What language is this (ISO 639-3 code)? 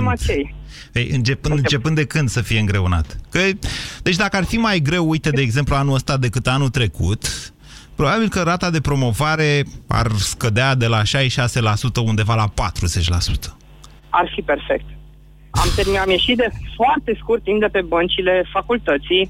ron